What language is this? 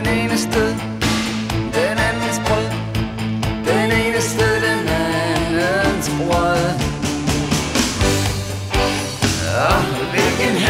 Danish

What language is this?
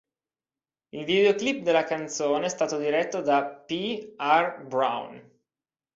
Italian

